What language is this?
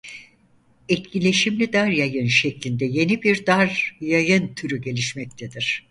Turkish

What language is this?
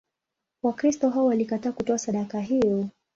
Swahili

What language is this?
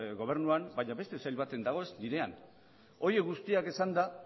Basque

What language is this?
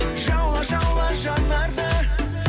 Kazakh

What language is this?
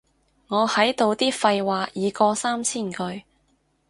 Cantonese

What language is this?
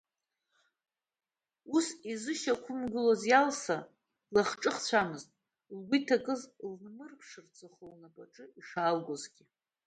Abkhazian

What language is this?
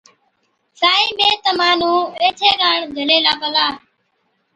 Od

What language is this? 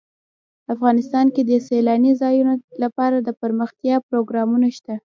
Pashto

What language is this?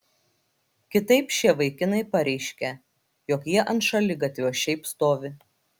Lithuanian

